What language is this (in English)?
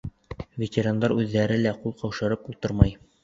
Bashkir